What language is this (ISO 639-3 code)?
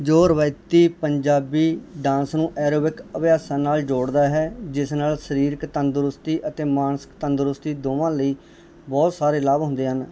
pan